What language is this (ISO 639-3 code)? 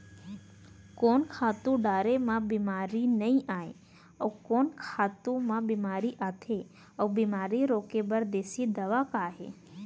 hne